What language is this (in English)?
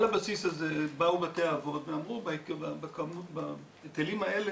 Hebrew